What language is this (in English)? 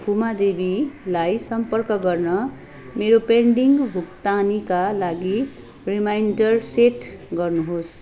Nepali